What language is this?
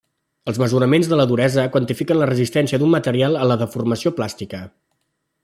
Catalan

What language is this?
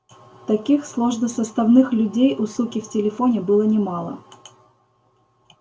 Russian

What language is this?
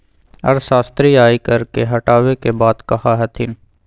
Magahi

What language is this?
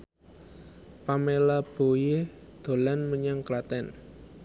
Javanese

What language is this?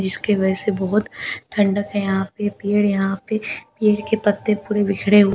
Hindi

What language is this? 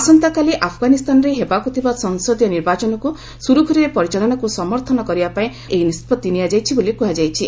Odia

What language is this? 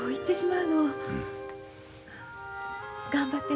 Japanese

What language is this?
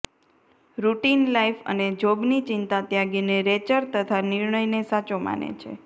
Gujarati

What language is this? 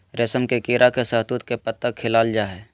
Magahi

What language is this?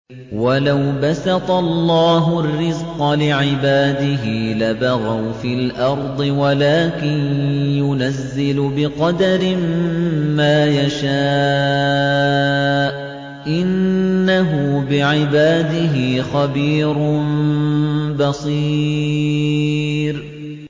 Arabic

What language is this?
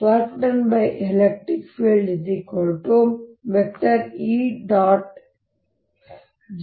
Kannada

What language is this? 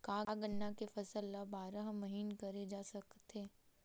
Chhattisgarhi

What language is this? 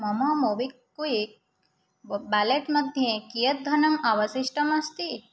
Sanskrit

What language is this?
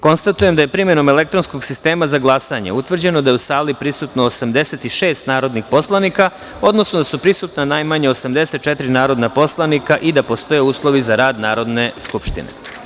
Serbian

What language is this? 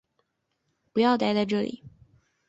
Chinese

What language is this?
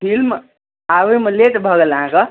Maithili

